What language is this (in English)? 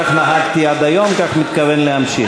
Hebrew